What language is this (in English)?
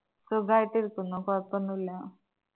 Malayalam